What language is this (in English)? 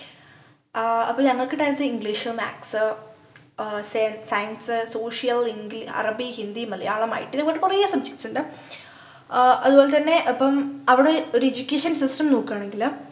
Malayalam